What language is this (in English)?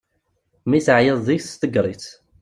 Kabyle